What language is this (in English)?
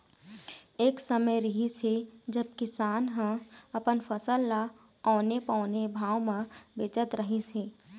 Chhattisgarhi